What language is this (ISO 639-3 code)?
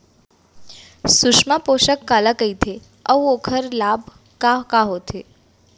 hne